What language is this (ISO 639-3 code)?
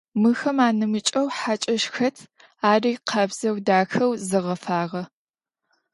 ady